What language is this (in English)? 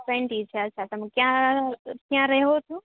Gujarati